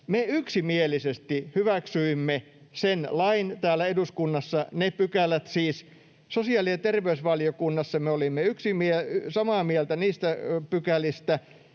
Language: Finnish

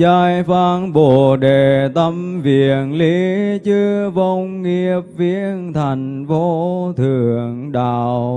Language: Vietnamese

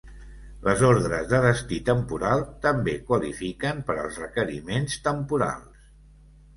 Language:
Catalan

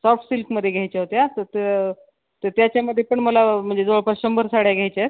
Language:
Marathi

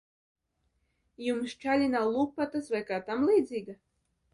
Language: Latvian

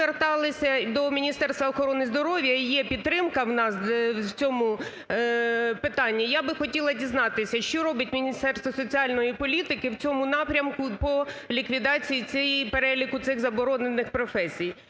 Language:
Ukrainian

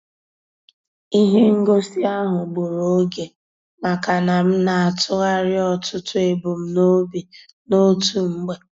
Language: Igbo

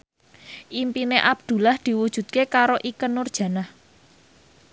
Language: Javanese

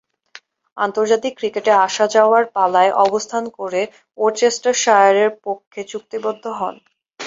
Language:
Bangla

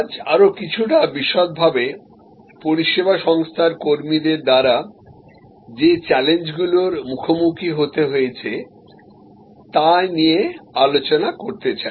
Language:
Bangla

